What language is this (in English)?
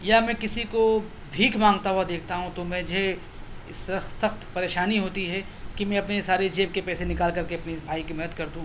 Urdu